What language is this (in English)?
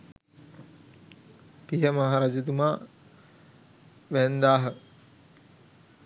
Sinhala